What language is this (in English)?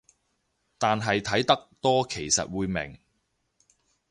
Cantonese